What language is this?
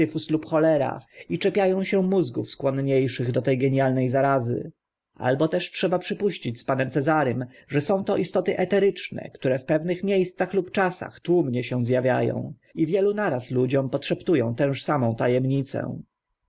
Polish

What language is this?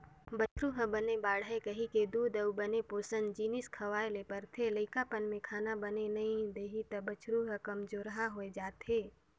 Chhattisgarhi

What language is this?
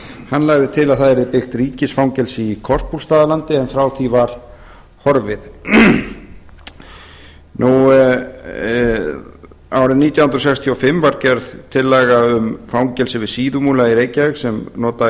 Icelandic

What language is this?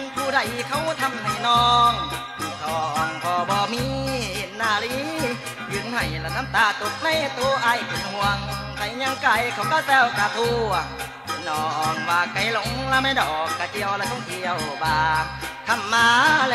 Thai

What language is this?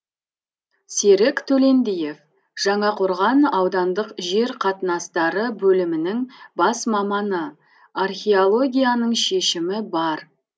Kazakh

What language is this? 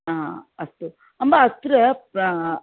Sanskrit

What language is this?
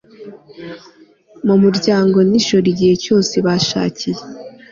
Kinyarwanda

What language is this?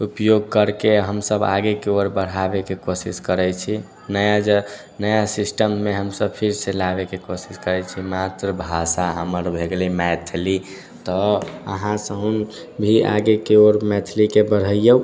Maithili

